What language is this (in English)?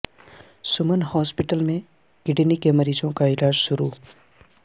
Urdu